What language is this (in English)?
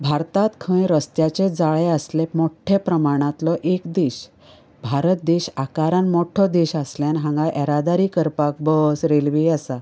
Konkani